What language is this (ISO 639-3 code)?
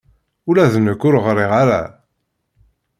kab